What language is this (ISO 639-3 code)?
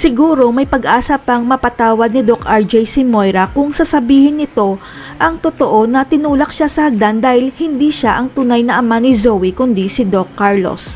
fil